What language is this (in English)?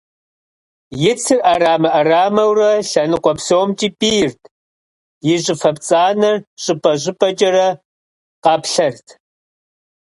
Kabardian